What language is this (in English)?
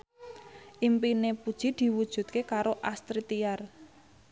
Javanese